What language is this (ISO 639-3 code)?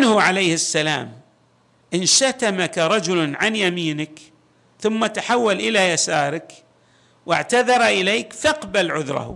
ara